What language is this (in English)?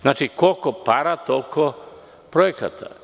Serbian